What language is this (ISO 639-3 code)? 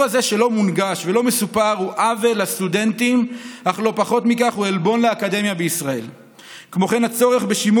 heb